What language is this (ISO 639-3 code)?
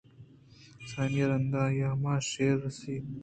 bgp